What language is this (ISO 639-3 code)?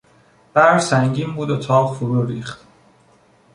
fas